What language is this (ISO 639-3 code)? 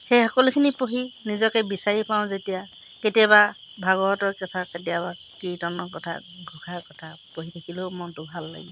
asm